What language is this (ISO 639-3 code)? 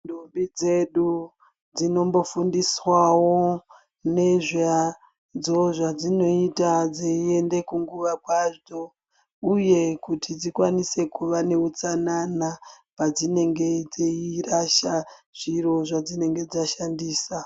ndc